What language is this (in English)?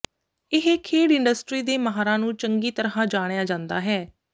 Punjabi